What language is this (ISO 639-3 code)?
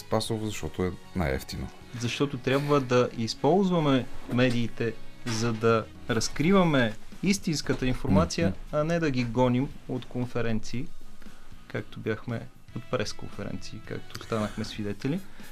bul